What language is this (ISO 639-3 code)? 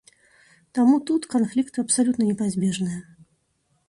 bel